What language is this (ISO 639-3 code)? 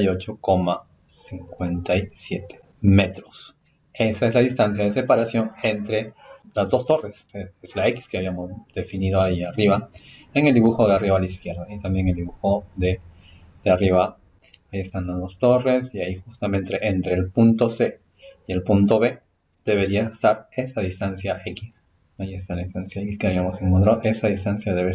spa